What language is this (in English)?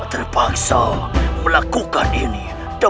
Indonesian